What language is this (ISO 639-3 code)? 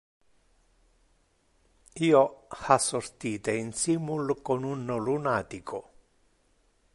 ina